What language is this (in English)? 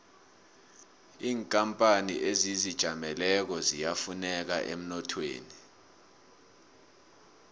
South Ndebele